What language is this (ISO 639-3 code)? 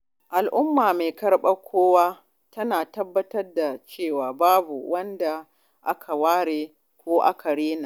hau